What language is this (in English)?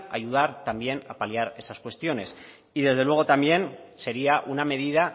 Spanish